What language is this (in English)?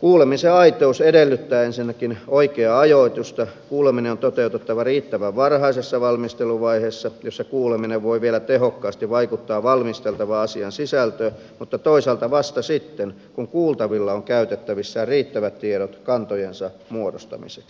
Finnish